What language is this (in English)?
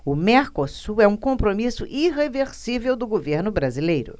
Portuguese